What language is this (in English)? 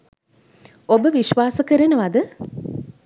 Sinhala